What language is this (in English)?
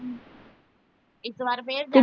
Punjabi